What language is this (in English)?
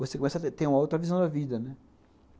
Portuguese